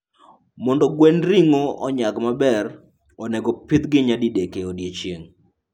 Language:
Luo (Kenya and Tanzania)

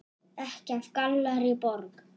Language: Icelandic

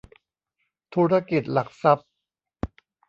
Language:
Thai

